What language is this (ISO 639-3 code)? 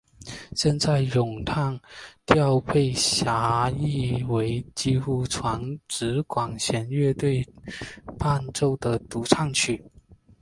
zho